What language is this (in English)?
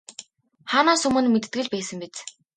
Mongolian